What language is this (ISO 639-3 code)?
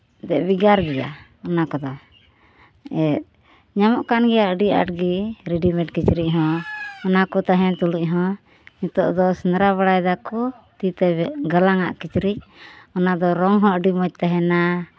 sat